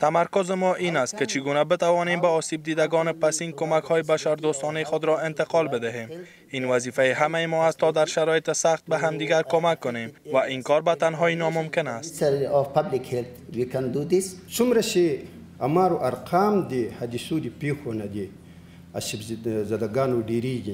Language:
Persian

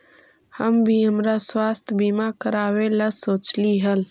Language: Magahi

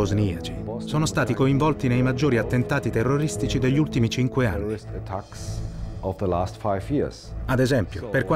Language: Italian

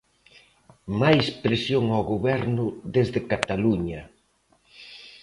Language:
Galician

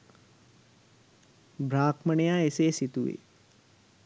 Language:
Sinhala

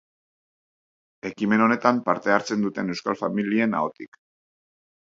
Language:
Basque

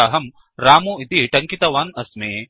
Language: Sanskrit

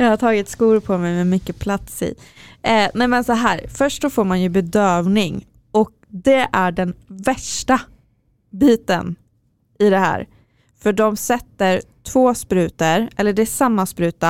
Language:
Swedish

